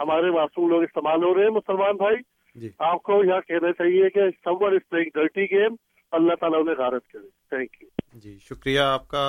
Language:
Urdu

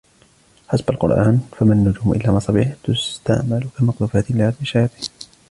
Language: Arabic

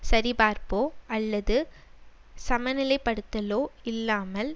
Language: Tamil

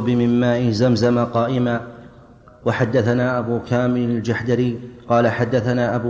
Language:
Arabic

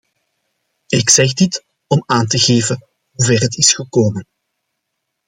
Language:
Dutch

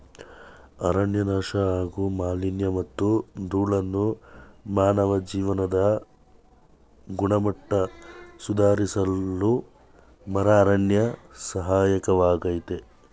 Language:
Kannada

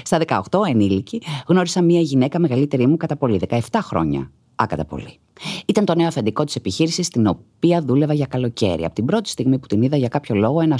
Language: Greek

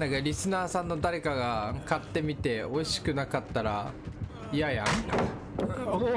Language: Japanese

